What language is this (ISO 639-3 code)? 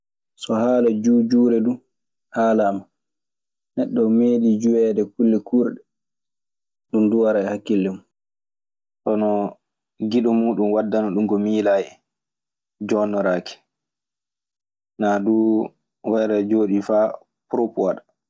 ffm